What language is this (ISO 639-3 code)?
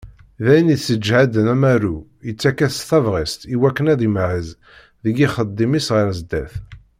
kab